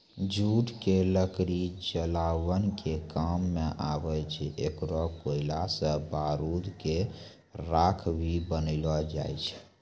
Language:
Maithili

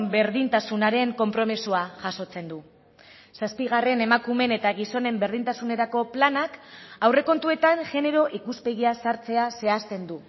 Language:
Basque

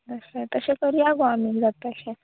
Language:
Konkani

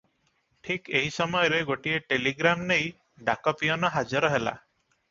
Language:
Odia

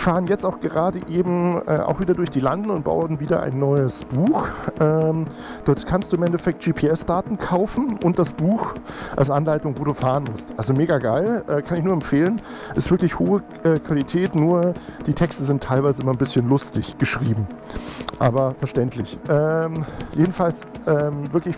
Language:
German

